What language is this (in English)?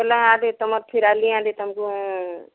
Odia